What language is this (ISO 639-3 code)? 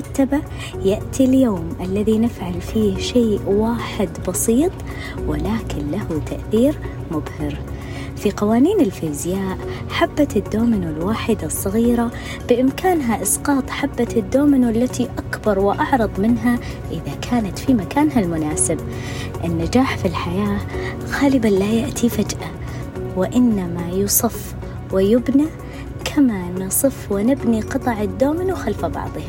ara